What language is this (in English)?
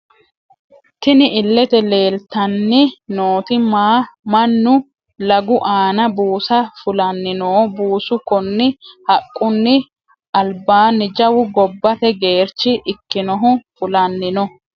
Sidamo